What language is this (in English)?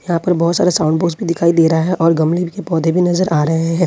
Hindi